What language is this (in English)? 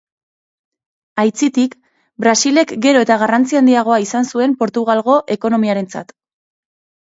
Basque